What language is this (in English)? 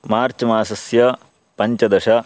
Sanskrit